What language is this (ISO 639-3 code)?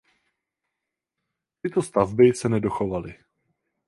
ces